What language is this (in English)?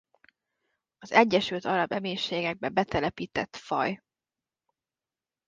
Hungarian